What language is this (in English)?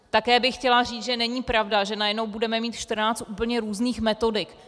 Czech